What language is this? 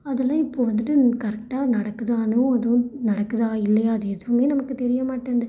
Tamil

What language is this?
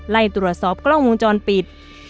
Thai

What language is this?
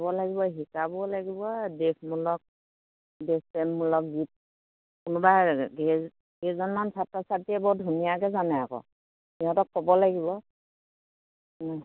Assamese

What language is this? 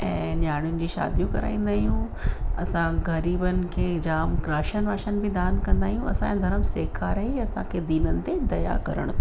Sindhi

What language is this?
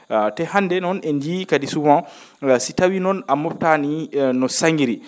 Fula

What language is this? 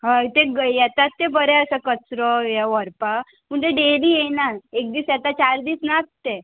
Konkani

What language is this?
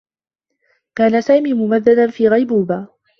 Arabic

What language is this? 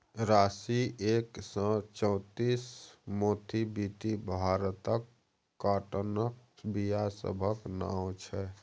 Maithili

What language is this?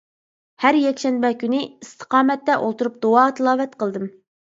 Uyghur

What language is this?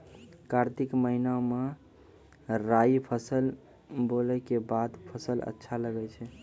Maithili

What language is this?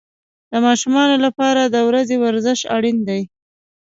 Pashto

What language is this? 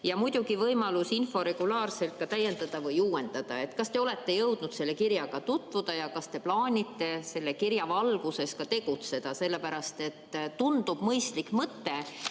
Estonian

